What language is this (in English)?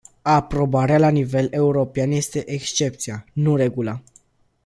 Romanian